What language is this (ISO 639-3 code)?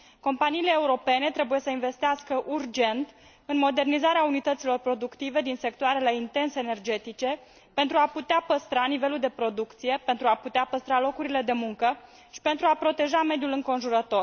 ron